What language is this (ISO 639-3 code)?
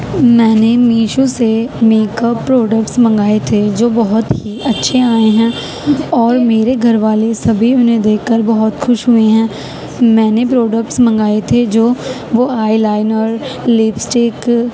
urd